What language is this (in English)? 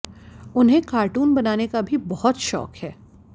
Hindi